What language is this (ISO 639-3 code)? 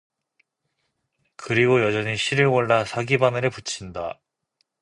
kor